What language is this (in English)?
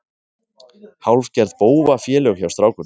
Icelandic